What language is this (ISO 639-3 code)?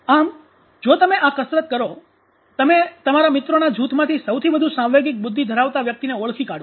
guj